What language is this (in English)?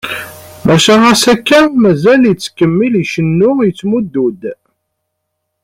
Kabyle